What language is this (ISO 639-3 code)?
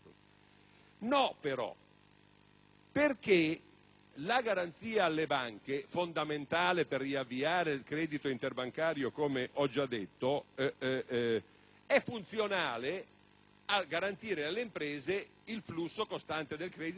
ita